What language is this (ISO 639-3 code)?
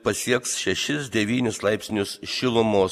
lit